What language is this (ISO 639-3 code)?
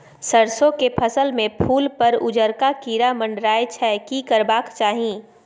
mai